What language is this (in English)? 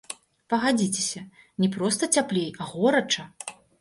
Belarusian